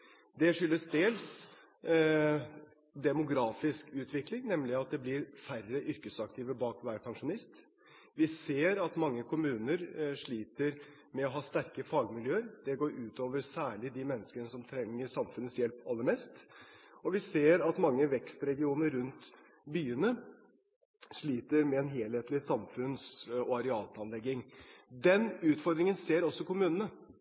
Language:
Norwegian Bokmål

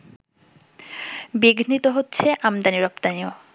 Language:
Bangla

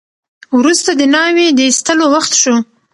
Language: Pashto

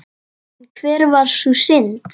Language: Icelandic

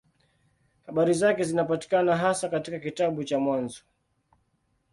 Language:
Swahili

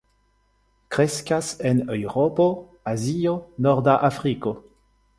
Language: Esperanto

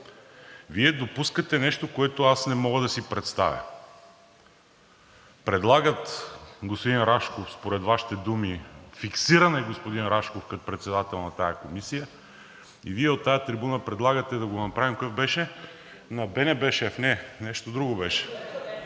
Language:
Bulgarian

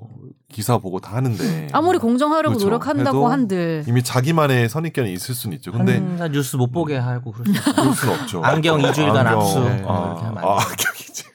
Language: Korean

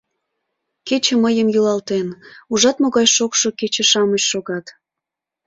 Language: Mari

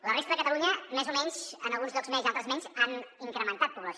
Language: Catalan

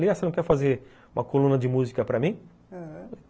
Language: Portuguese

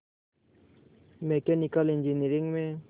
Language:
Hindi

